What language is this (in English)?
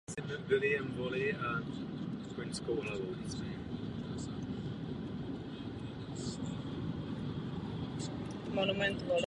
Czech